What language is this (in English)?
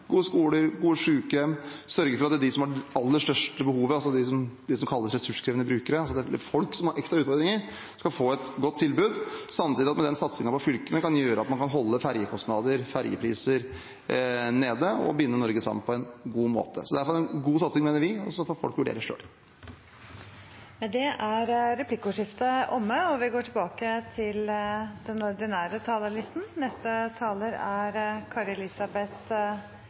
Norwegian